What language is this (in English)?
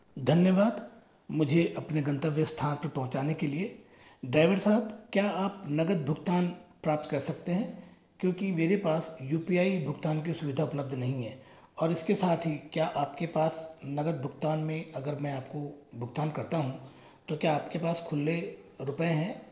Hindi